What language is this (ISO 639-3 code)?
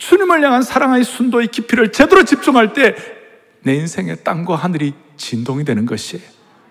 kor